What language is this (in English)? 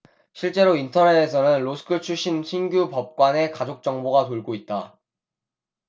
Korean